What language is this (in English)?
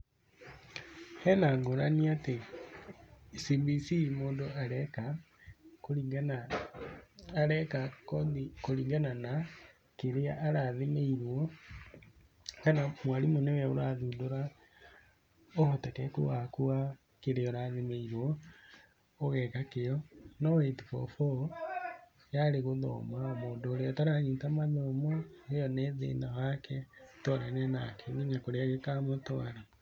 Kikuyu